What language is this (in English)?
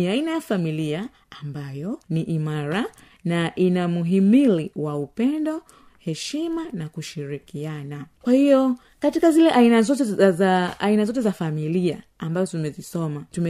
Swahili